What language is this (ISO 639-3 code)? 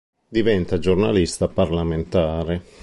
ita